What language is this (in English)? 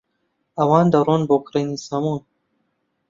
Central Kurdish